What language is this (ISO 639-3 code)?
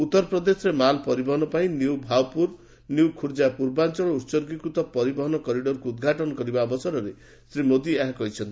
ori